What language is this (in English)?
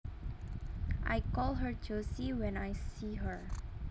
Javanese